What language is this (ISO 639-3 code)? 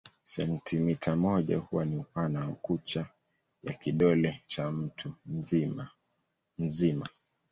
swa